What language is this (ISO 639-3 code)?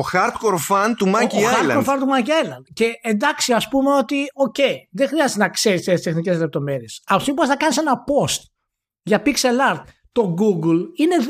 ell